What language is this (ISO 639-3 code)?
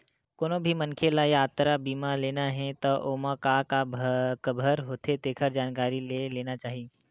hne